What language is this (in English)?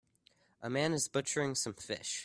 English